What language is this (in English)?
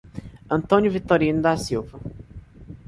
Portuguese